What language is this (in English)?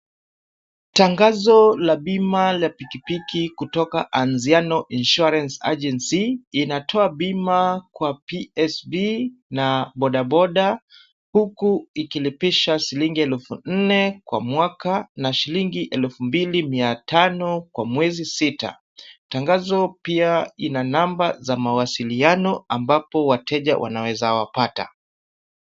Swahili